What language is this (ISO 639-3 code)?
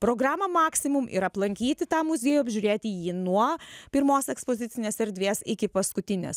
lit